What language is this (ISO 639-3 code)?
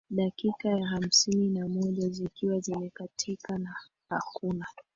swa